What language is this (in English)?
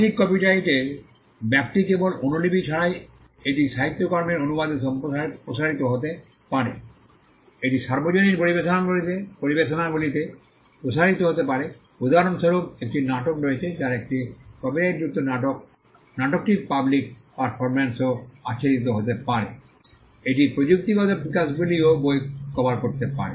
Bangla